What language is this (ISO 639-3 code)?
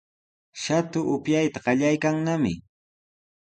qws